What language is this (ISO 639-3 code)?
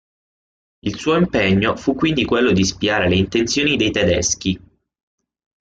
ita